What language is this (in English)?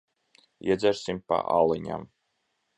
Latvian